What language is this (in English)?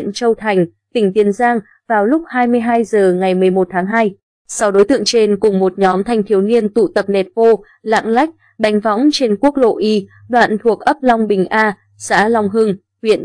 Vietnamese